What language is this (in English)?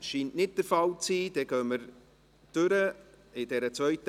Swiss German